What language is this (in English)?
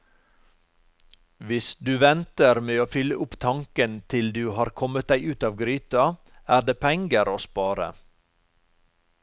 Norwegian